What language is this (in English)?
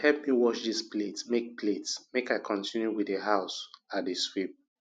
Nigerian Pidgin